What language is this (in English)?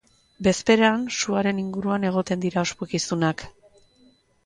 Basque